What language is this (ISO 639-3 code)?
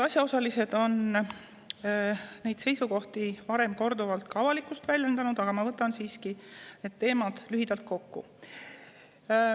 est